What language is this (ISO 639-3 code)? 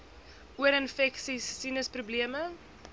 afr